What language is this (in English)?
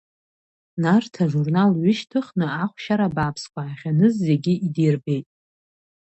Abkhazian